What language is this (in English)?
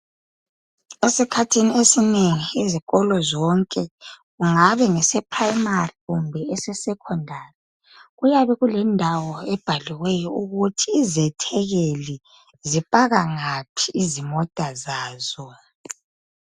North Ndebele